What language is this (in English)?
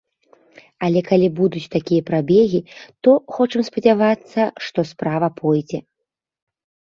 Belarusian